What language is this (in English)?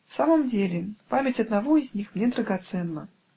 Russian